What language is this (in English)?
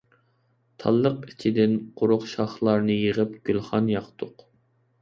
Uyghur